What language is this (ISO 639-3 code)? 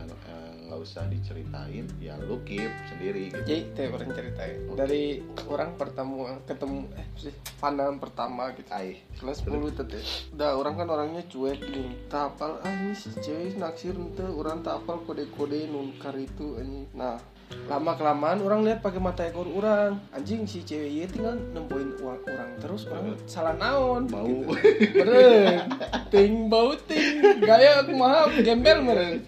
ind